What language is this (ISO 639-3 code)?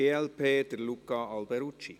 gsw